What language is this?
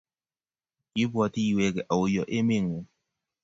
Kalenjin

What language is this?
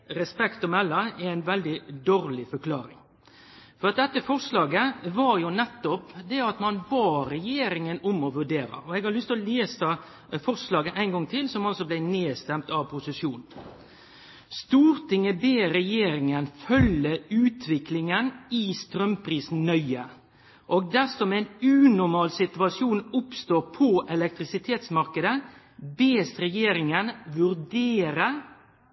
Norwegian Nynorsk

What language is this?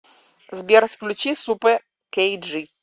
Russian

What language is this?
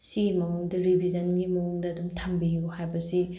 Manipuri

